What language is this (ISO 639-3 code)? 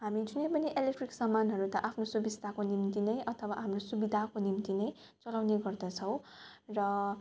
nep